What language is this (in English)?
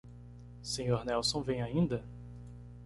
Portuguese